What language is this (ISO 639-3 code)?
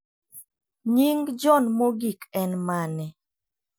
luo